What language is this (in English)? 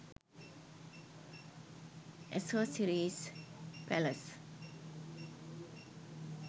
Sinhala